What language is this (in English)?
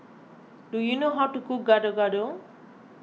English